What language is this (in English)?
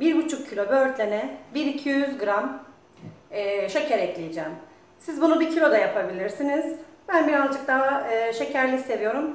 Turkish